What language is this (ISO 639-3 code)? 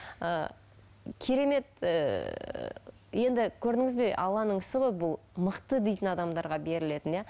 kaz